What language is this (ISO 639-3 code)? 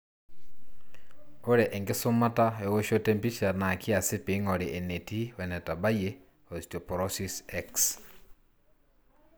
mas